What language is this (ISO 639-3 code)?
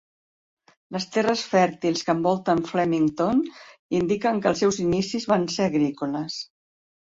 cat